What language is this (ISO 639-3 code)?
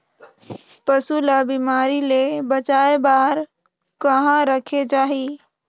hne